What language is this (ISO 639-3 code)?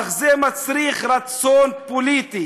heb